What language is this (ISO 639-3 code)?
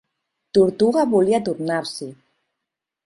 cat